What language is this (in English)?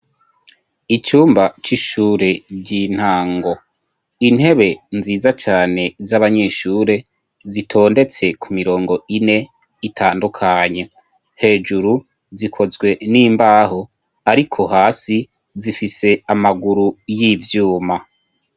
Rundi